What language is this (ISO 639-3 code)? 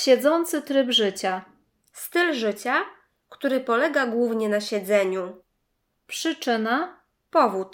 pol